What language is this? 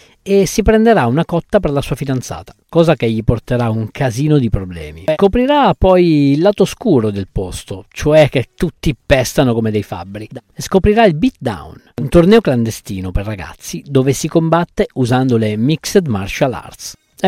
Italian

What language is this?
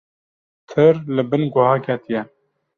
Kurdish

